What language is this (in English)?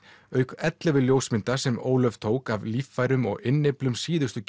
Icelandic